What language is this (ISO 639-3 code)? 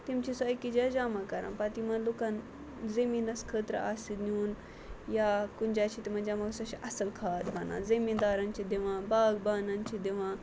kas